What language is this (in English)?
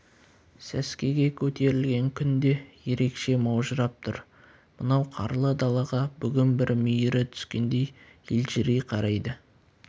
Kazakh